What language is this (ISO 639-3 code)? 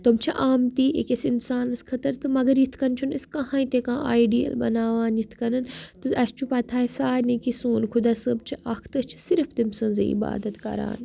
kas